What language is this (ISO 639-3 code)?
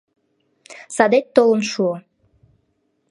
chm